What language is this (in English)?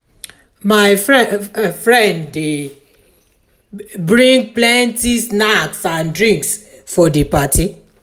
Nigerian Pidgin